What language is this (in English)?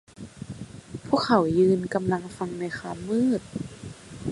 Thai